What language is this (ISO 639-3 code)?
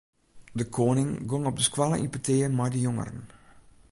fry